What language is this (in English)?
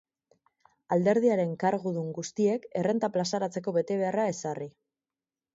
Basque